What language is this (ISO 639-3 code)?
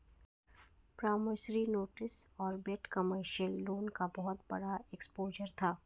hin